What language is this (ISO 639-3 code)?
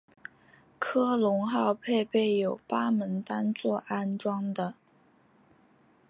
zho